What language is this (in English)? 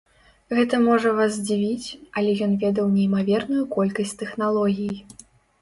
Belarusian